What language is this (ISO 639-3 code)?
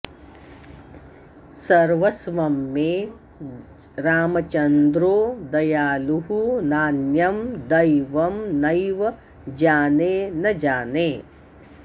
san